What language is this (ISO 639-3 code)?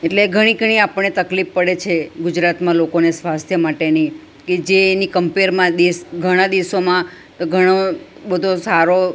guj